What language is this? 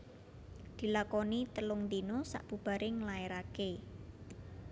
Javanese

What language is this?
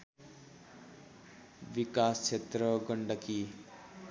Nepali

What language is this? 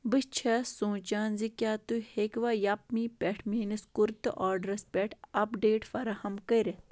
Kashmiri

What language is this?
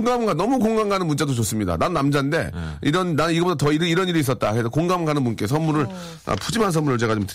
Korean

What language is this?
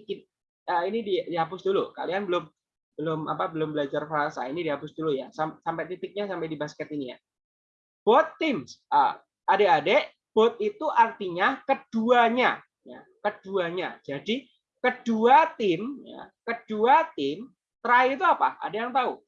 Indonesian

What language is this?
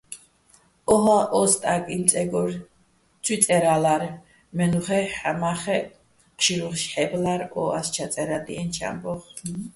Bats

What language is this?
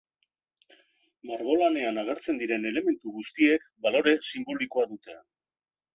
Basque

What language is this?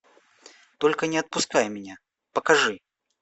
Russian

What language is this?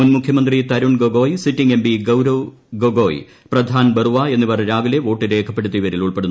Malayalam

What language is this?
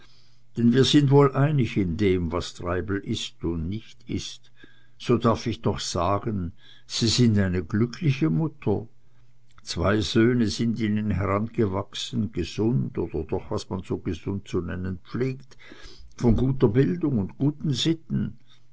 German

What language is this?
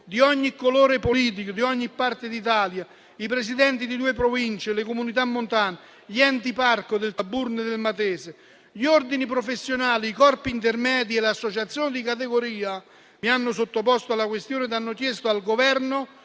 Italian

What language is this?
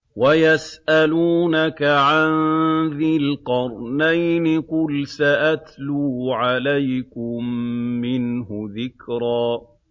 Arabic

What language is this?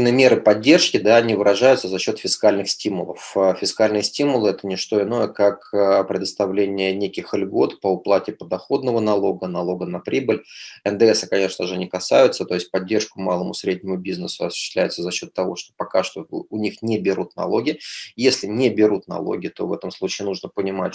Russian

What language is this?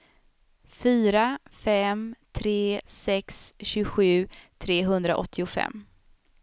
Swedish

